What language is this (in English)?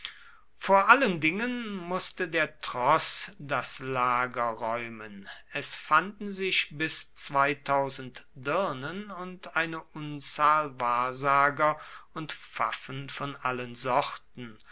German